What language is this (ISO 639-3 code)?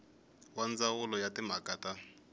tso